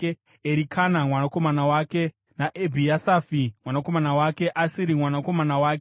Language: Shona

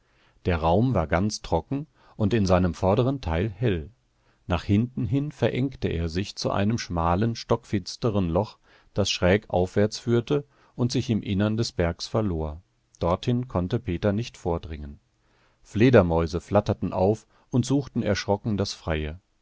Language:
German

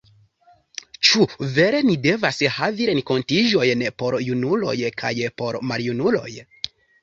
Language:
Esperanto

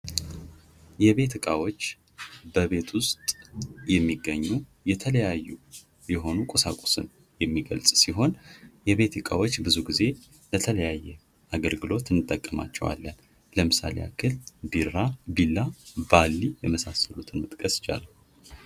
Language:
Amharic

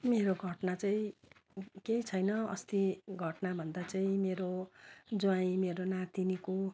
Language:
Nepali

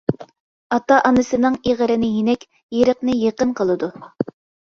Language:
Uyghur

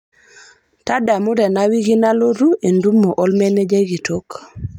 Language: Masai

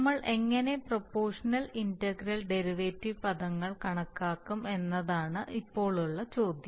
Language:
Malayalam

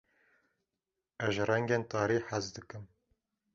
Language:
Kurdish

